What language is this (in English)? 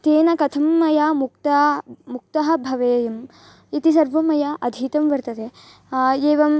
Sanskrit